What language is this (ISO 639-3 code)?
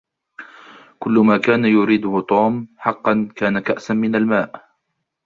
ara